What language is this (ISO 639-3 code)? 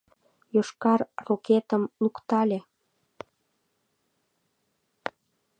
chm